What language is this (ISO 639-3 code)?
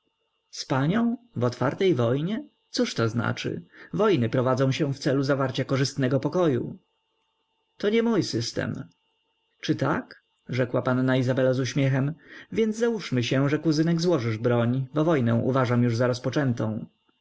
pol